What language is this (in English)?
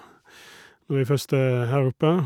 Norwegian